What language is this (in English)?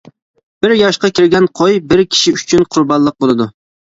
Uyghur